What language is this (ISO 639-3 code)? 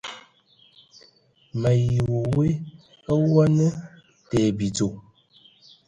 ewo